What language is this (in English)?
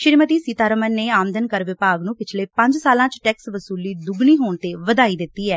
Punjabi